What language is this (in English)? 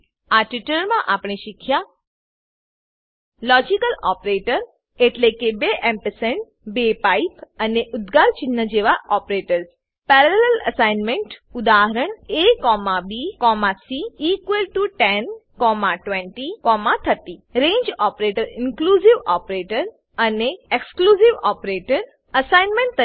Gujarati